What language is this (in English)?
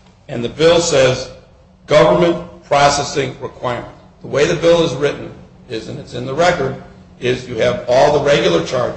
English